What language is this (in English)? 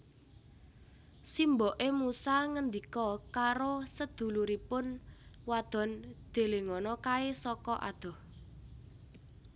Javanese